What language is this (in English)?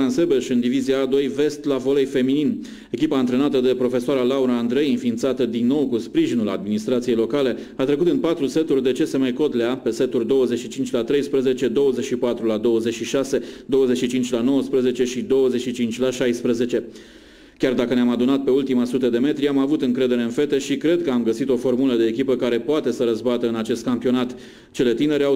Romanian